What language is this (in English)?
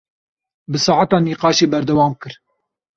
Kurdish